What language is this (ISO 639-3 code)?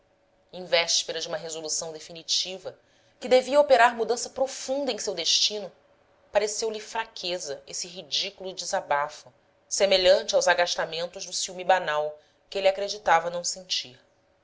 por